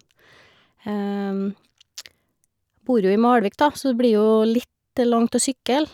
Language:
Norwegian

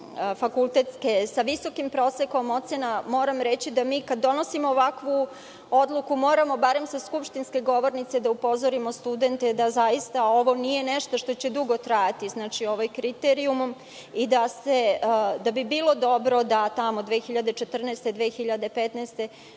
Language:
Serbian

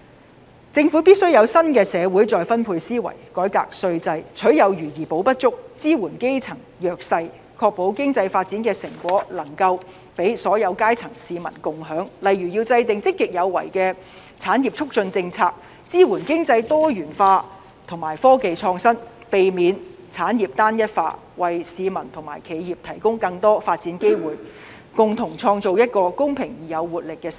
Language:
Cantonese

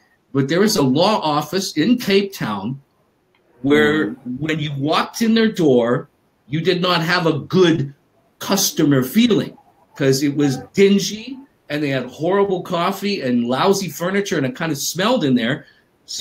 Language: English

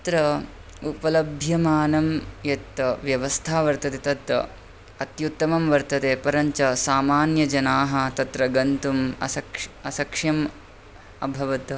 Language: Sanskrit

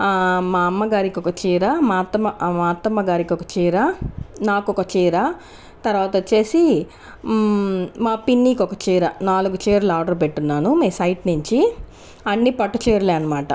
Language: Telugu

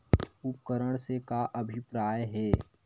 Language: Chhattisgarhi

